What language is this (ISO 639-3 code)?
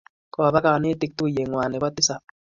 kln